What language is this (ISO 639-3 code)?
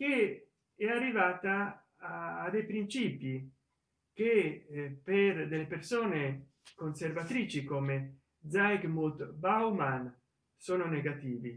ita